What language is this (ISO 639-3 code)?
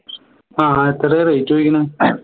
mal